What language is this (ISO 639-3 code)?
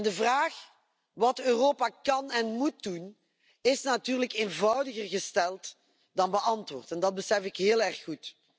nld